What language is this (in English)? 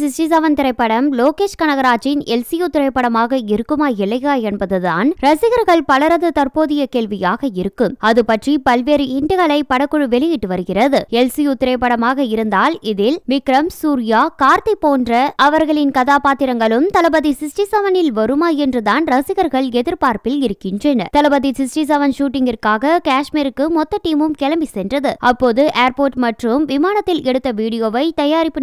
Romanian